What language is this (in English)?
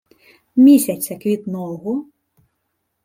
Ukrainian